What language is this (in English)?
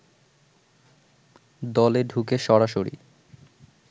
Bangla